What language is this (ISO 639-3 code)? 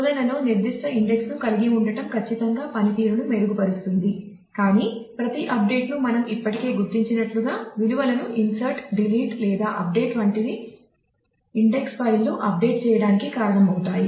tel